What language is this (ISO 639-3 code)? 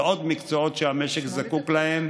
heb